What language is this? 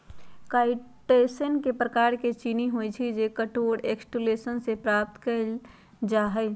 Magahi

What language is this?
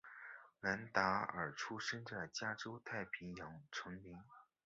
Chinese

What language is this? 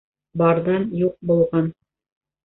Bashkir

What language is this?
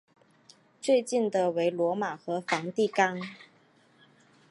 Chinese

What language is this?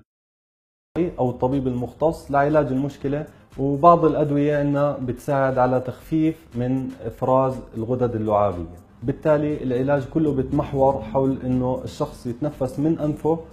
Arabic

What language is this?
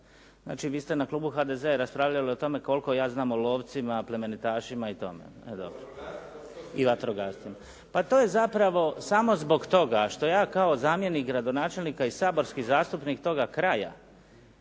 Croatian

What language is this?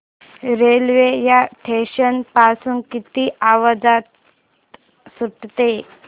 Marathi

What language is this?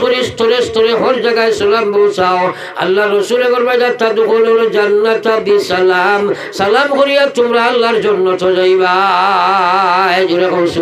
Bangla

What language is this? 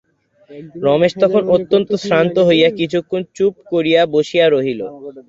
Bangla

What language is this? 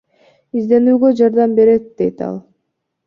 Kyrgyz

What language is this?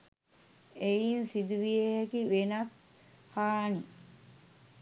Sinhala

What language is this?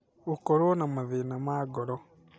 Kikuyu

